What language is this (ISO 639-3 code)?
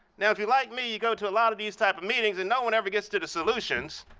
eng